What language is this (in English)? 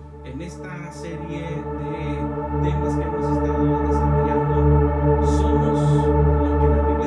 Spanish